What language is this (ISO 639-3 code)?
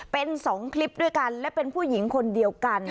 tha